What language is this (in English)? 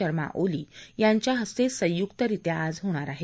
Marathi